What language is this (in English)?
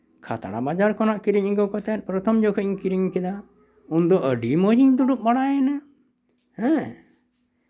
Santali